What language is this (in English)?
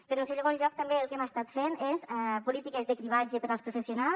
Catalan